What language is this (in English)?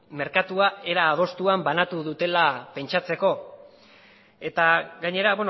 Basque